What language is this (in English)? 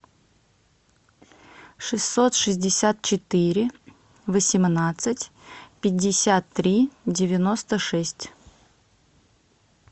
Russian